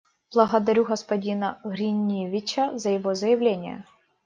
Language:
Russian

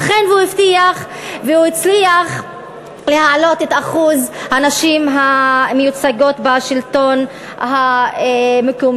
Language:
Hebrew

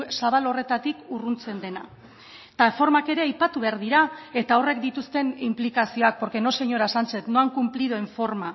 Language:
Basque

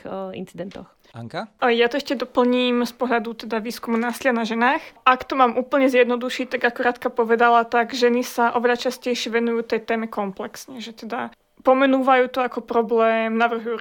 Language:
Slovak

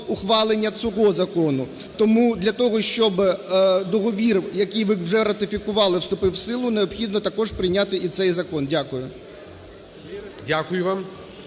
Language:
Ukrainian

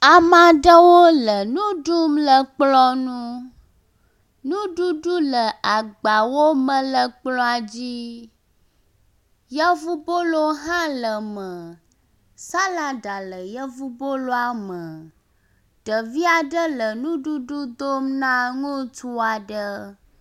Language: Ewe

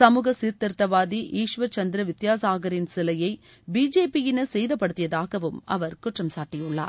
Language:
Tamil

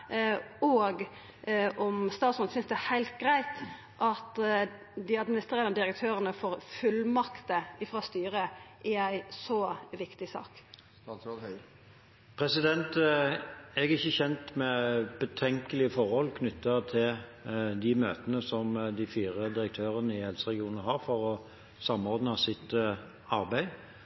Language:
Norwegian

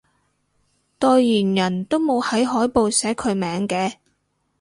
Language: Cantonese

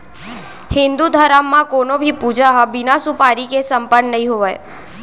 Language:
Chhattisgarhi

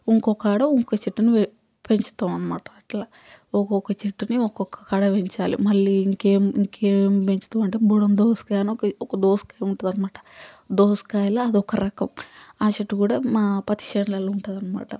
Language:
Telugu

